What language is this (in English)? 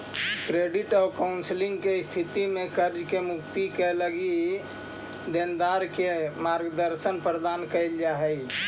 Magahi